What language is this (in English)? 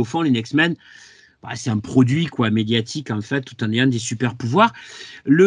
French